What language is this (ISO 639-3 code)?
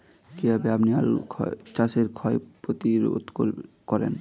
ben